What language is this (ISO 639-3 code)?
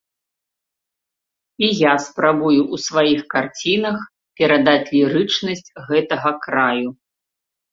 bel